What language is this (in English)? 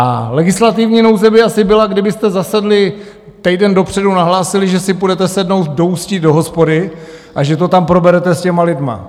Czech